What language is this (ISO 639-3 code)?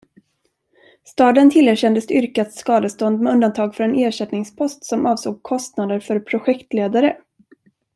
swe